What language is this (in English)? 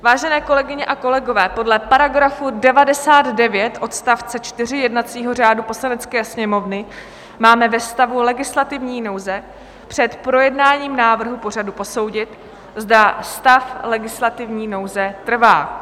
Czech